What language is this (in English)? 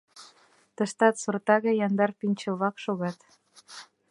Mari